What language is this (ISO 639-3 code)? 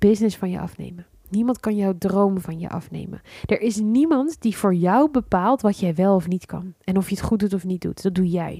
nld